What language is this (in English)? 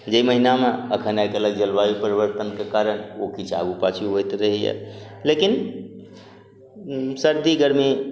Maithili